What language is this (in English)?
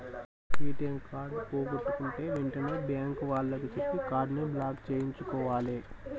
Telugu